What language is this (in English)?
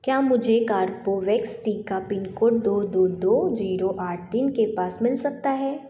Hindi